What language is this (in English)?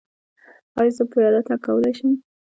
Pashto